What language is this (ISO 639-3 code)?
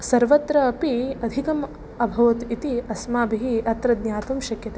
san